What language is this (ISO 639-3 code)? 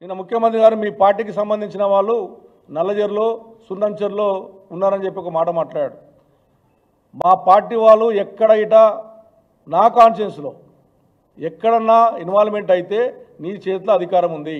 tel